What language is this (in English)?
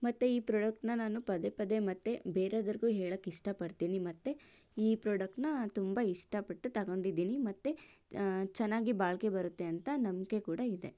Kannada